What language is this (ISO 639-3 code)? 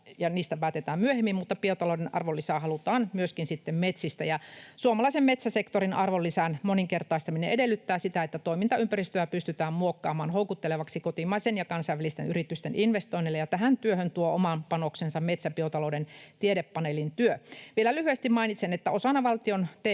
fin